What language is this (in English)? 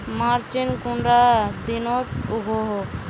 Magahi